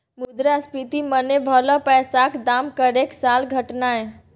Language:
Maithili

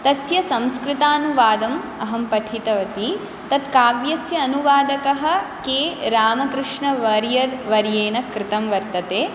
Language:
Sanskrit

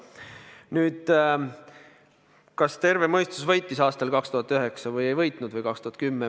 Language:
Estonian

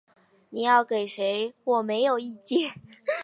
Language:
Chinese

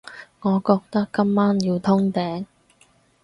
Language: Cantonese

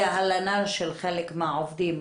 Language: Hebrew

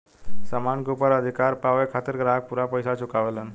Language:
Bhojpuri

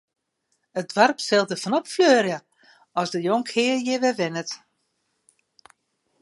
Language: Western Frisian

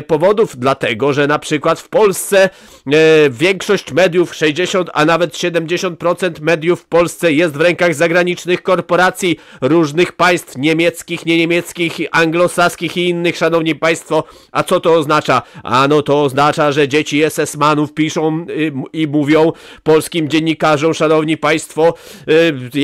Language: Polish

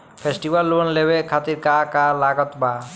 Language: Bhojpuri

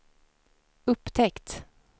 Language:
Swedish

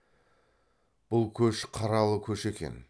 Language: Kazakh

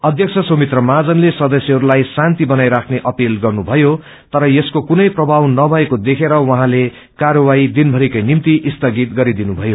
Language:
Nepali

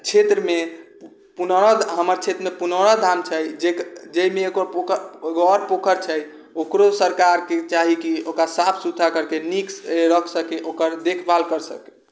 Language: Maithili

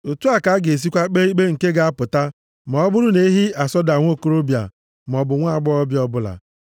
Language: Igbo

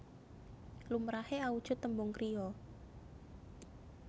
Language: Javanese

